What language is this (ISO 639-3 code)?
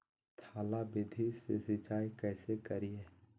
mag